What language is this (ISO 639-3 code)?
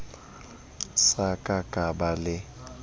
sot